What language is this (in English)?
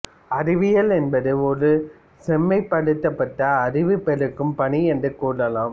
Tamil